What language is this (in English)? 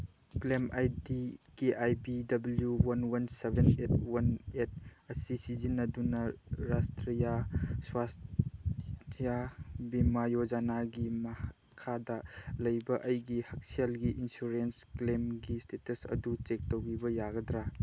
Manipuri